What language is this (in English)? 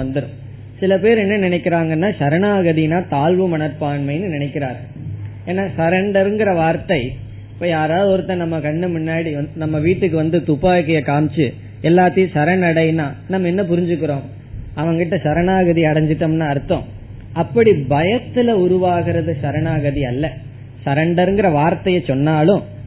Tamil